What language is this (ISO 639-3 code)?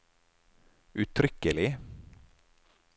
nor